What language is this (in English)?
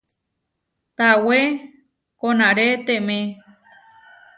Huarijio